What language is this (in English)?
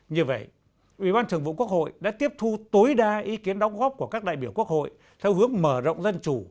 Vietnamese